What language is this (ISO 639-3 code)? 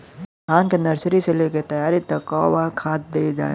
bho